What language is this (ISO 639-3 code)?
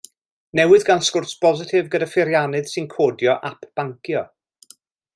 cym